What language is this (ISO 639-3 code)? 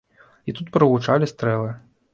bel